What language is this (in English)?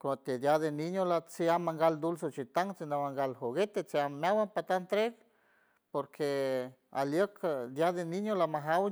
San Francisco Del Mar Huave